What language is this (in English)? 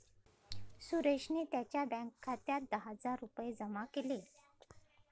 Marathi